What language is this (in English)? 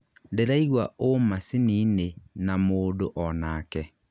Kikuyu